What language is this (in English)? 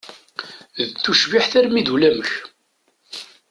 Kabyle